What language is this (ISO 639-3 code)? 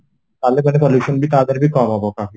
ori